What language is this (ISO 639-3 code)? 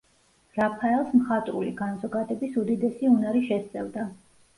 kat